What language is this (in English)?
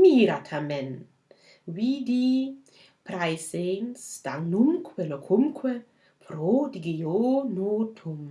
German